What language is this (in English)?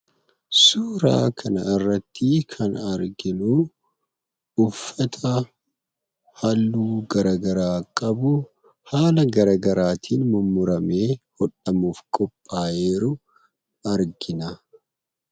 Oromo